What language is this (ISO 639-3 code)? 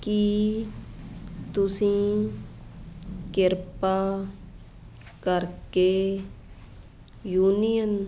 pan